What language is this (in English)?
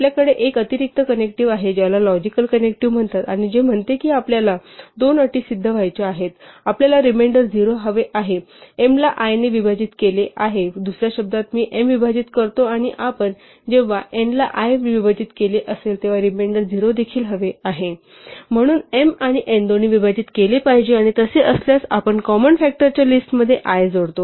Marathi